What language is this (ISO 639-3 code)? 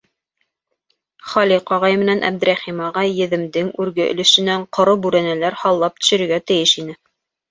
bak